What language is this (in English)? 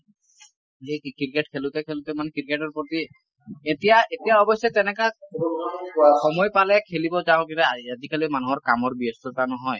Assamese